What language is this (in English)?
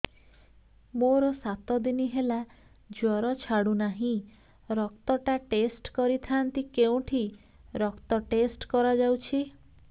Odia